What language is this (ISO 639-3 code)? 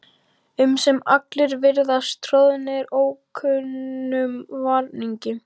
isl